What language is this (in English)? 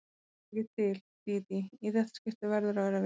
Icelandic